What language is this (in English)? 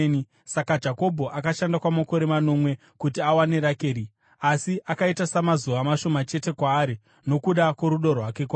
Shona